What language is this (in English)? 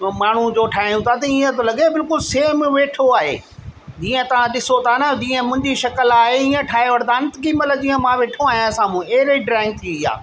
Sindhi